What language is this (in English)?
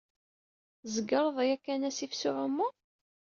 Kabyle